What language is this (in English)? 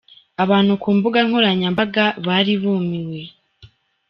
Kinyarwanda